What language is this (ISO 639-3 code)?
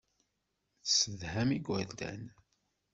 kab